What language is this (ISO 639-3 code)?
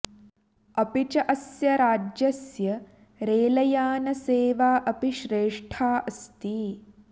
san